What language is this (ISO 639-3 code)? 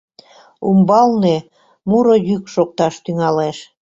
chm